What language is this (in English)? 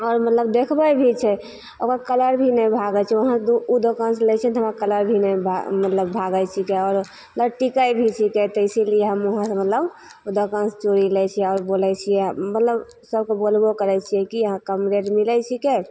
Maithili